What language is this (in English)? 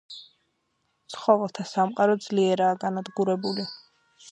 Georgian